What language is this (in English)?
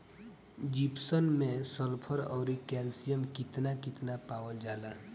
Bhojpuri